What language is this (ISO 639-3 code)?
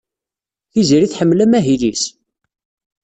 kab